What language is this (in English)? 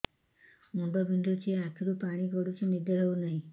Odia